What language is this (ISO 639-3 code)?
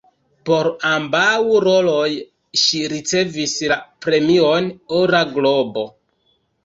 epo